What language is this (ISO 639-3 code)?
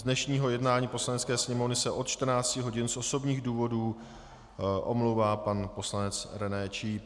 ces